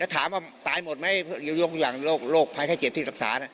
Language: Thai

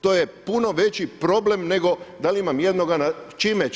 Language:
Croatian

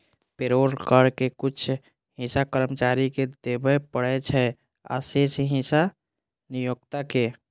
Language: Maithili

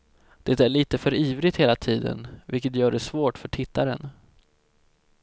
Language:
Swedish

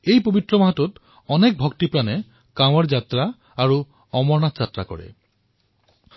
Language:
Assamese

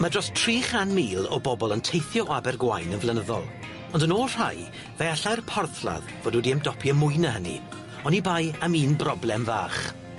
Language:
Welsh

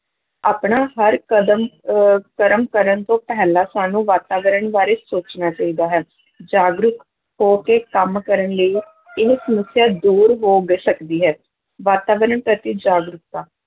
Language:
Punjabi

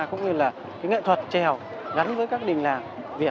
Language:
Vietnamese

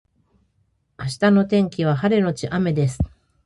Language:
Japanese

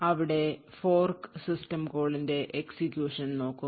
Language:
Malayalam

